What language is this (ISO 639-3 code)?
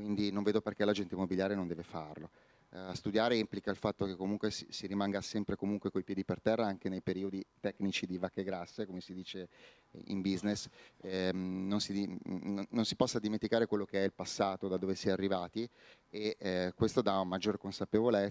ita